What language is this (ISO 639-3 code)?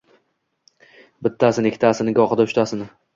uzb